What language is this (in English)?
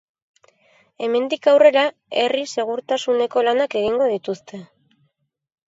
Basque